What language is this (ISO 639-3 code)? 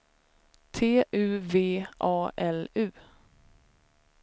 swe